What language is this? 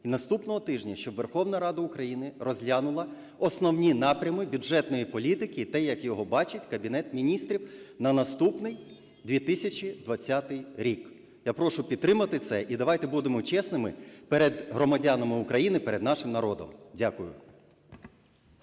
Ukrainian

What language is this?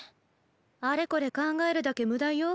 Japanese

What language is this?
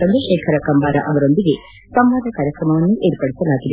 Kannada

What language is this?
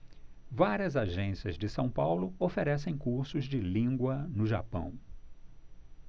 Portuguese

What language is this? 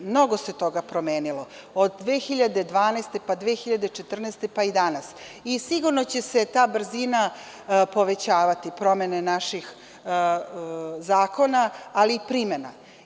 Serbian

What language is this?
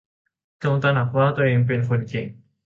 Thai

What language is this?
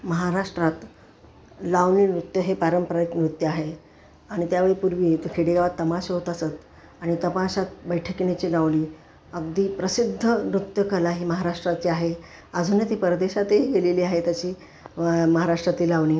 Marathi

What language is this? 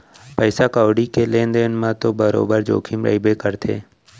Chhattisgarhi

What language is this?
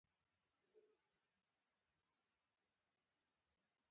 Pashto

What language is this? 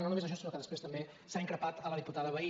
Catalan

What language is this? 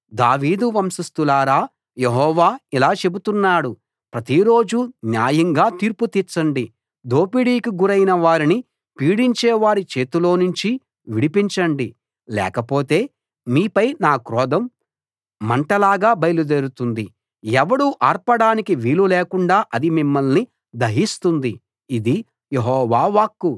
Telugu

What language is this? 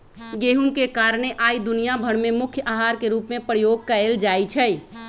Magahi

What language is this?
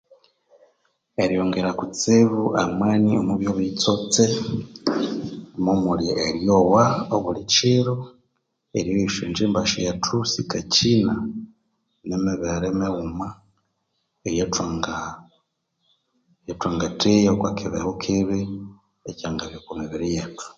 Konzo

